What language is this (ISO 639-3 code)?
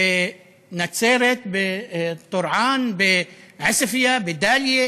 heb